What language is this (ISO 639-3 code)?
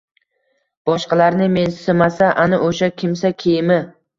uzb